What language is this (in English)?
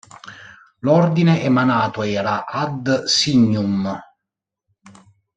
Italian